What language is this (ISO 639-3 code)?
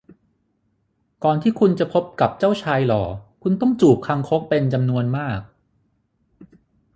tha